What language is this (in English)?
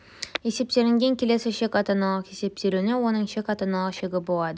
Kazakh